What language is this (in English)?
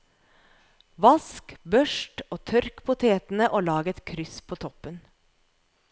Norwegian